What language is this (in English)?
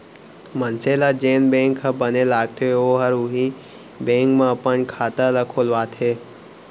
Chhattisgarhi